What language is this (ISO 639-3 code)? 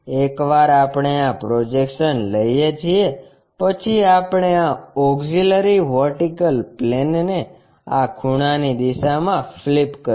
guj